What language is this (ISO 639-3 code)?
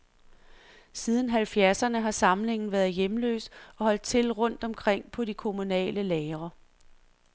dan